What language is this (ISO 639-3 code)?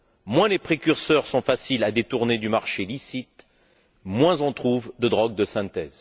fra